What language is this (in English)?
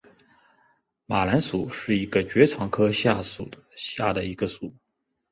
Chinese